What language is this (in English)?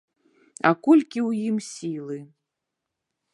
Belarusian